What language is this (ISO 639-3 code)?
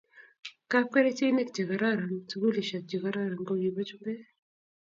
kln